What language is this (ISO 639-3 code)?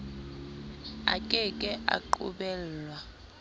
sot